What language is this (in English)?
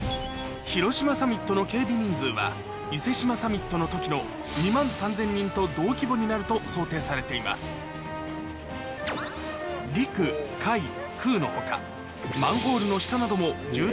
Japanese